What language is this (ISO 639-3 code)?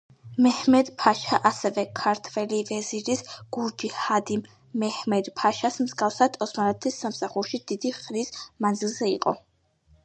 kat